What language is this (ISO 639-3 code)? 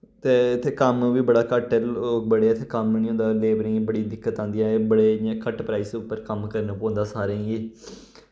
doi